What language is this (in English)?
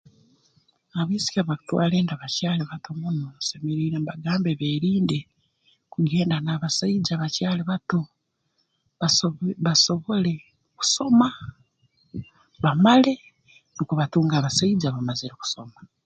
Tooro